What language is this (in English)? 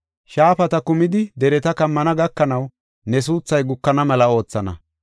Gofa